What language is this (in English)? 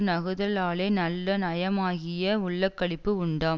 Tamil